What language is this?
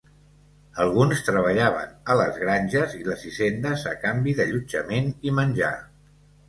Catalan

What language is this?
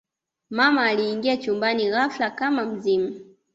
Swahili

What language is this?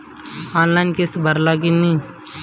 Bhojpuri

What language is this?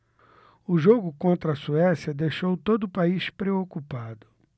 Portuguese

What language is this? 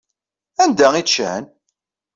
Kabyle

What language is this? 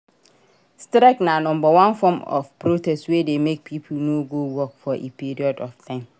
Nigerian Pidgin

